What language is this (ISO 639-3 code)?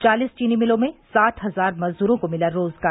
hin